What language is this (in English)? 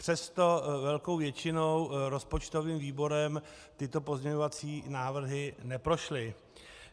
Czech